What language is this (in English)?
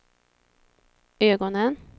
Swedish